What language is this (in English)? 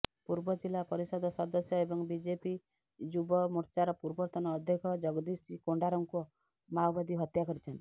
Odia